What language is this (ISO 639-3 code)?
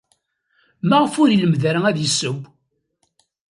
kab